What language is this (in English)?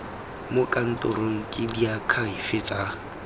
Tswana